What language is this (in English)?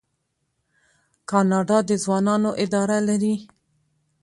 Pashto